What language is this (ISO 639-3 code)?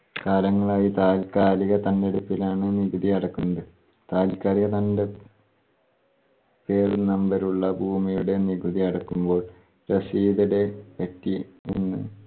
mal